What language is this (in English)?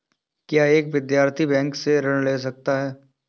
Hindi